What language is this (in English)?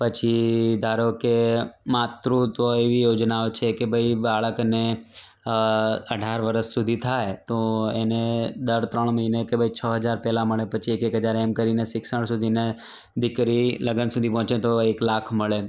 Gujarati